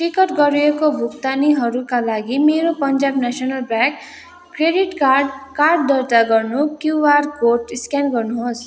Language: Nepali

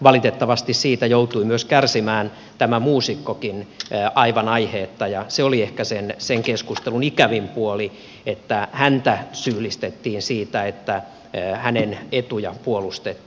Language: Finnish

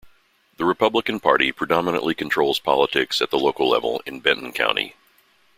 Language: English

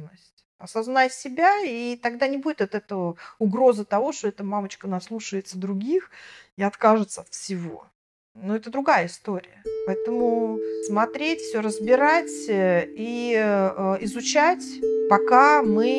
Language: Russian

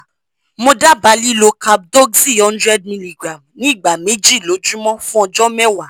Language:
Yoruba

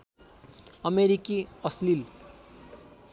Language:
Nepali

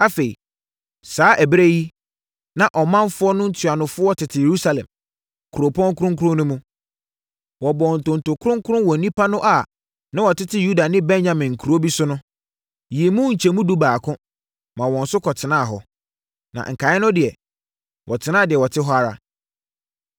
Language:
Akan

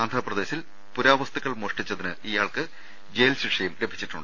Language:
Malayalam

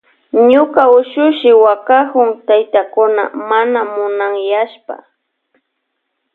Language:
Loja Highland Quichua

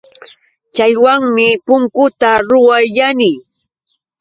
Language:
Yauyos Quechua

